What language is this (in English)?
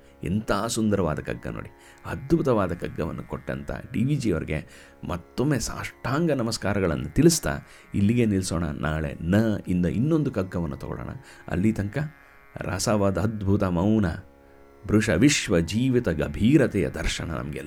Kannada